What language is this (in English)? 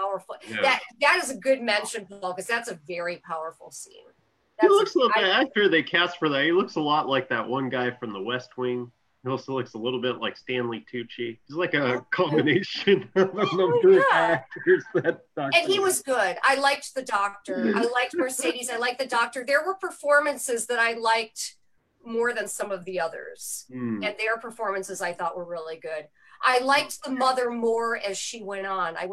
English